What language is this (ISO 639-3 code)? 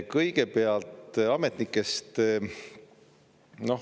est